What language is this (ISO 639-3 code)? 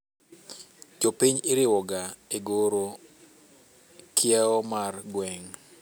luo